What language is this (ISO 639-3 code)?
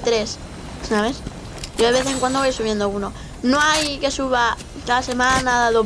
spa